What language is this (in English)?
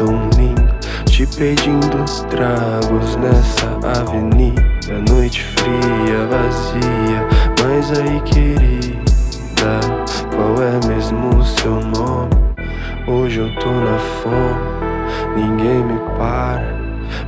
English